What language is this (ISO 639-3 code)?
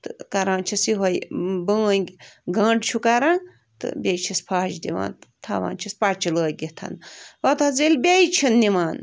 kas